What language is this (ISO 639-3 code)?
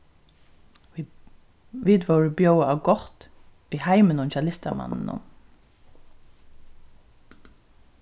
fao